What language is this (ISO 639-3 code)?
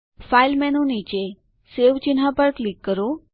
guj